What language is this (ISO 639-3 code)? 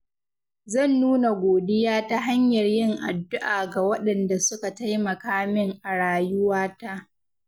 hau